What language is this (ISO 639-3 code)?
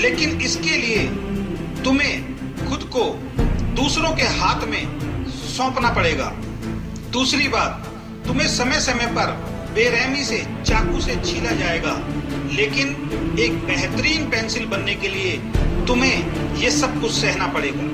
hin